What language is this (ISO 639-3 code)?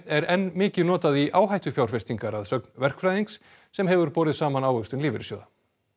isl